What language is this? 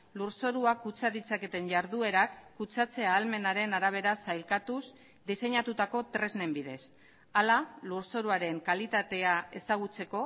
Basque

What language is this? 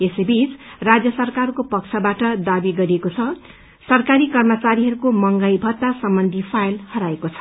Nepali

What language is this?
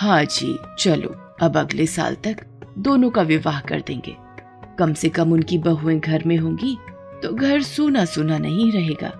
Hindi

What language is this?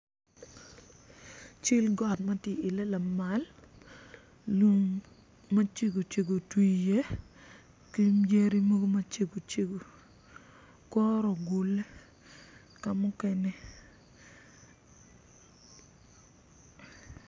Acoli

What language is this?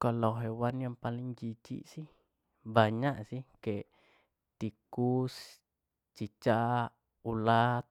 Jambi Malay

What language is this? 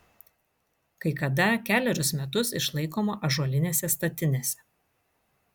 Lithuanian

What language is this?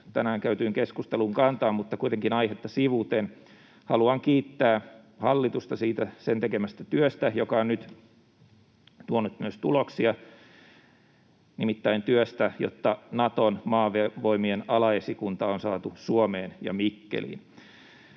Finnish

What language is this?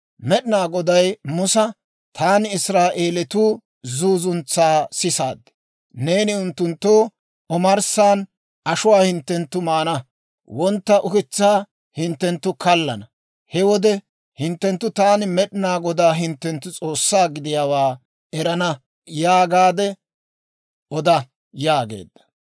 Dawro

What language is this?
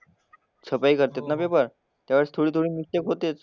Marathi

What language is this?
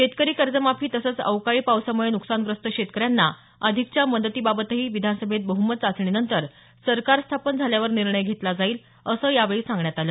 Marathi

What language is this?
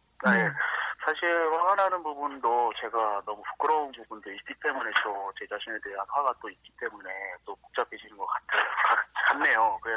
Korean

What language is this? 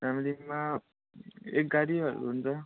Nepali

